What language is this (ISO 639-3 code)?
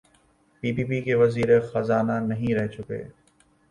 urd